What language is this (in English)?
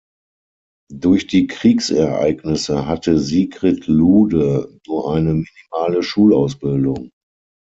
German